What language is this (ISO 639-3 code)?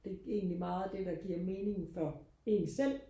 dan